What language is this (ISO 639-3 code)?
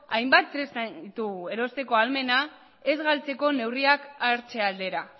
eus